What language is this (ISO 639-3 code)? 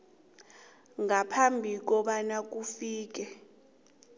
nbl